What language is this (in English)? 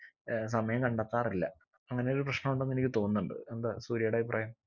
Malayalam